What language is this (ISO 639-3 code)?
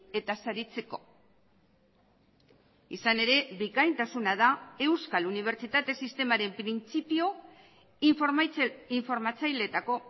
eus